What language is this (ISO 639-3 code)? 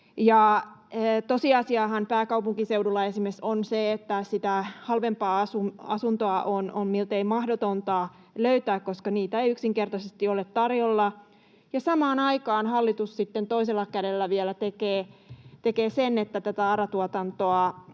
fin